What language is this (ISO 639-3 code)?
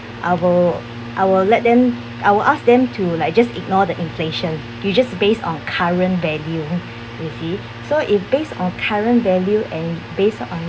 eng